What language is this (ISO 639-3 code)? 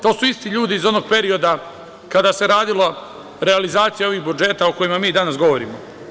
srp